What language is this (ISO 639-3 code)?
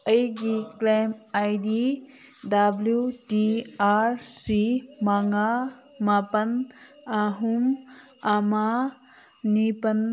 mni